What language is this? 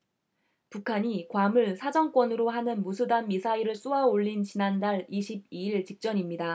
Korean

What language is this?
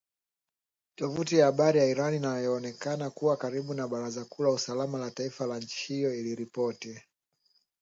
Swahili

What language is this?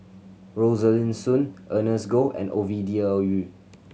English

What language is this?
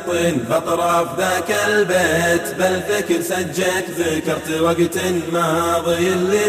Arabic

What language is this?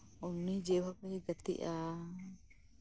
Santali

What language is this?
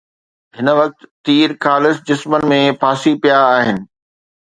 Sindhi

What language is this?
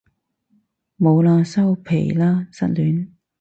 Cantonese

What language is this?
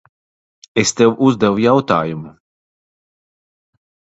Latvian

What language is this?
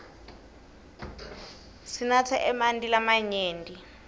Swati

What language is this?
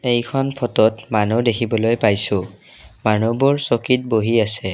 Assamese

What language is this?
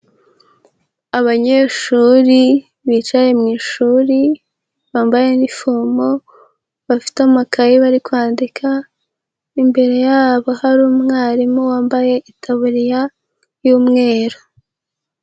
Kinyarwanda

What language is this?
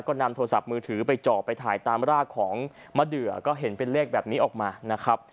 Thai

